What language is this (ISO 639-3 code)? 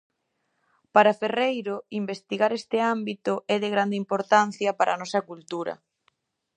glg